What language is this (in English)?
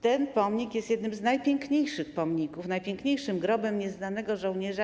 Polish